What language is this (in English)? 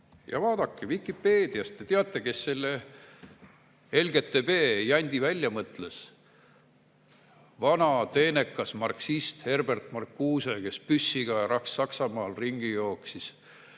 Estonian